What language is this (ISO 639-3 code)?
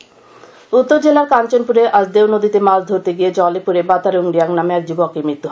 ben